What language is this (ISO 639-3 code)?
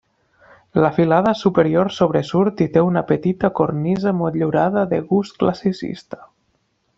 cat